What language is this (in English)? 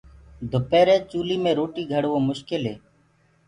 Gurgula